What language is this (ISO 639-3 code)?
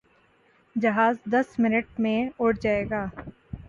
urd